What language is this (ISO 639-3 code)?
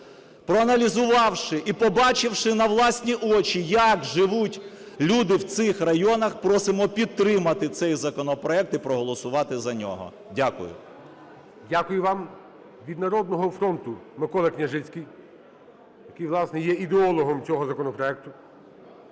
ukr